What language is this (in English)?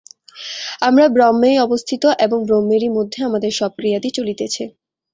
Bangla